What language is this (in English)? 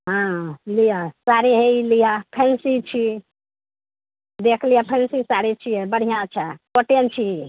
Maithili